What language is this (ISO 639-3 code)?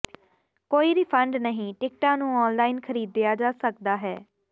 pan